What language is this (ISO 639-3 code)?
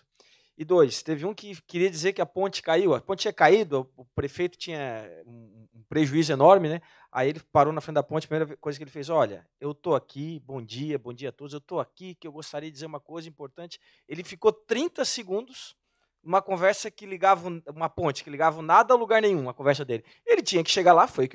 por